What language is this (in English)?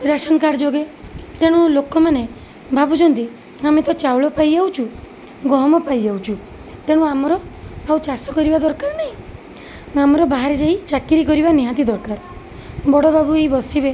Odia